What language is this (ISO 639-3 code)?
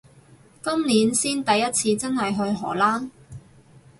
yue